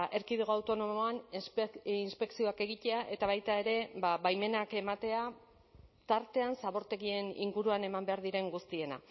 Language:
Basque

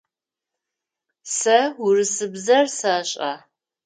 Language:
Adyghe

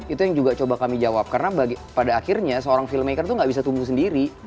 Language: Indonesian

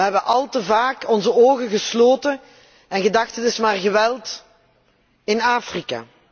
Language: Dutch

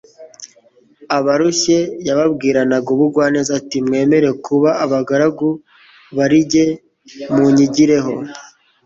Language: Kinyarwanda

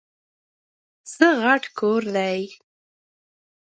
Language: Pashto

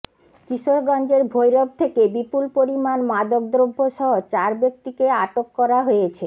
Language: Bangla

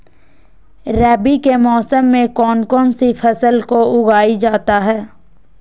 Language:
Magahi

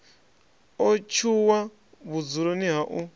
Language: Venda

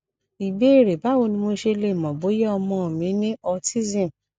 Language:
Yoruba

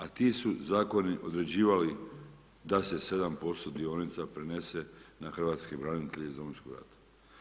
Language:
Croatian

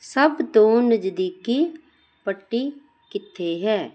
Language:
Punjabi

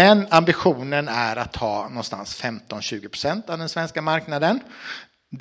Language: Swedish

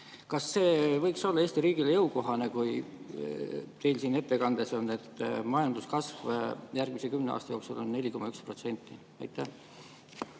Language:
Estonian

